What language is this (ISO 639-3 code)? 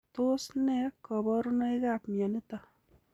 kln